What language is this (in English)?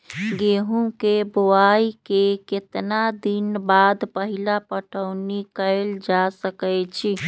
Magahi